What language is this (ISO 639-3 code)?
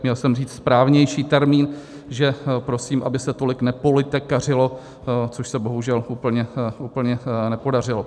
ces